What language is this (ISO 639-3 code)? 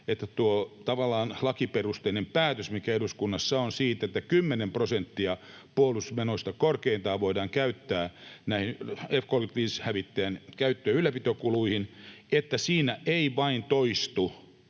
fin